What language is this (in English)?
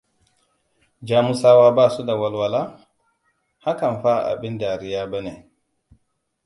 Hausa